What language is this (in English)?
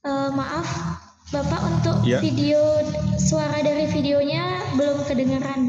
Indonesian